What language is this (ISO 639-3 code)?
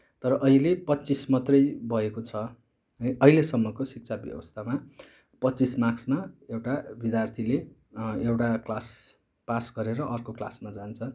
nep